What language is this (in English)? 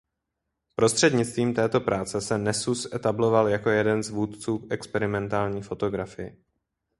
Czech